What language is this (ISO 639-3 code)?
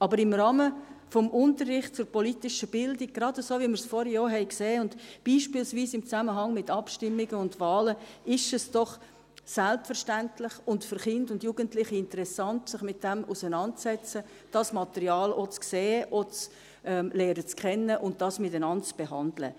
gsw